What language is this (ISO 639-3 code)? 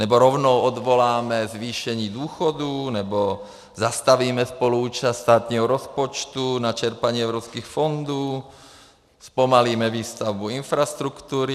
ces